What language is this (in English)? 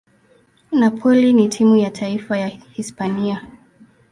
Swahili